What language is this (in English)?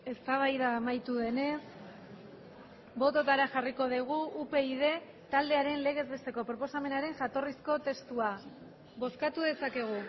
Basque